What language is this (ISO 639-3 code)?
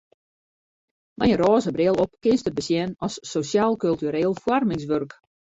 fry